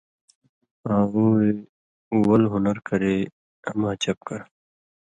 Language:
Indus Kohistani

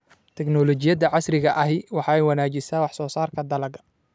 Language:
Somali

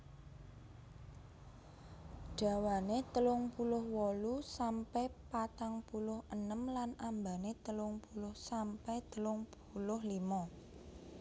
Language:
Javanese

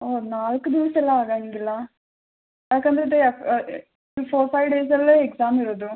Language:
Kannada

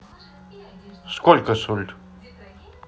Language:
Russian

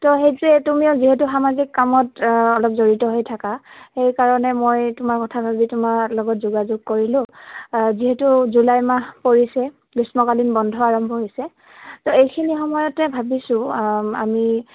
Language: Assamese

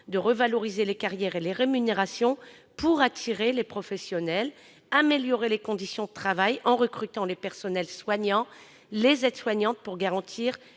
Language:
French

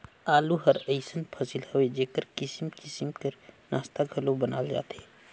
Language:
Chhattisgarhi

